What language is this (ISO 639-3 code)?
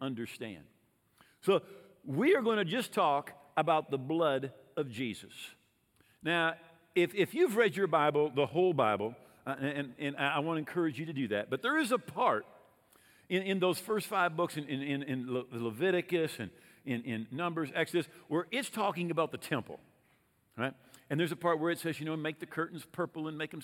eng